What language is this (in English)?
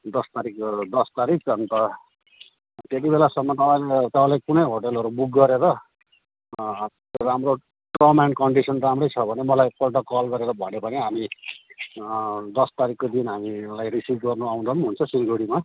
Nepali